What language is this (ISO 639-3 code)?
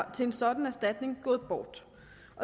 dan